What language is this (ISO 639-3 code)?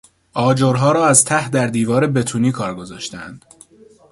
fas